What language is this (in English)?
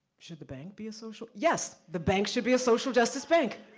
English